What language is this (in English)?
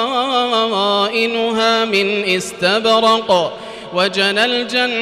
Arabic